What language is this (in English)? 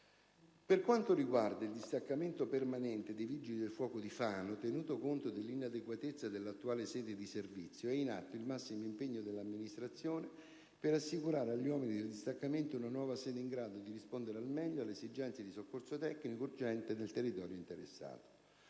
Italian